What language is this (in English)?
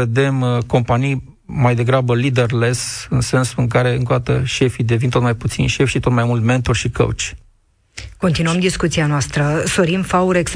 Romanian